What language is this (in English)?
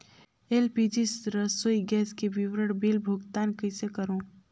Chhattisgarhi